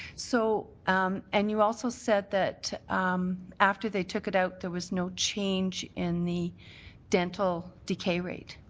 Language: English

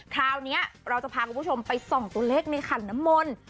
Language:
Thai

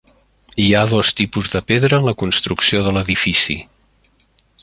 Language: Catalan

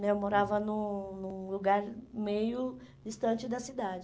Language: Portuguese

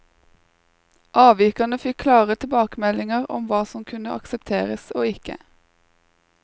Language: Norwegian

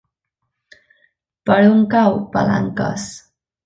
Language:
Catalan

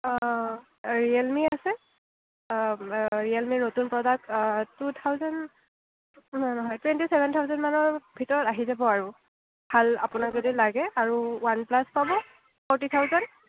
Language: Assamese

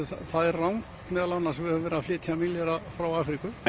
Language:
Icelandic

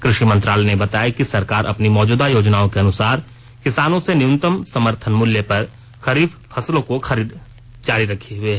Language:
Hindi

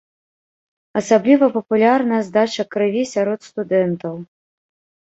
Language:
Belarusian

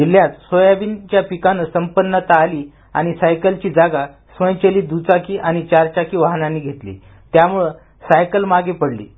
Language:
Marathi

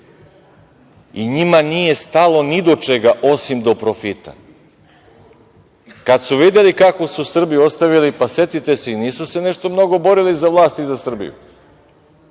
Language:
Serbian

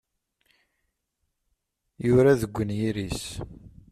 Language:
Kabyle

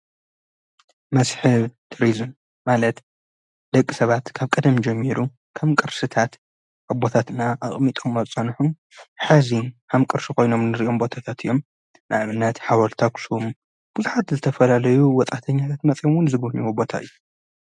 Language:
Tigrinya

